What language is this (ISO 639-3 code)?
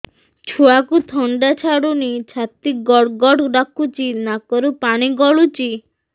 ori